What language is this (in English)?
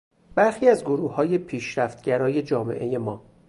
Persian